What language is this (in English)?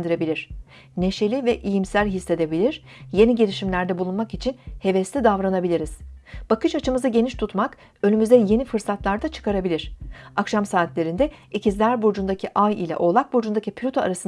Turkish